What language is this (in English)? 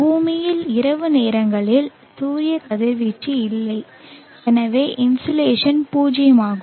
Tamil